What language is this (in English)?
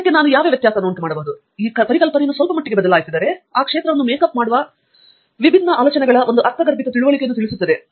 Kannada